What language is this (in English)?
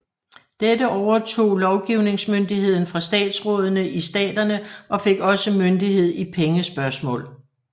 Danish